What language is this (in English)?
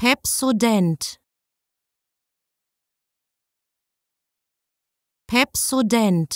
German